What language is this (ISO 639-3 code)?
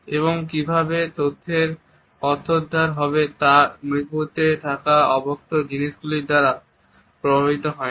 ben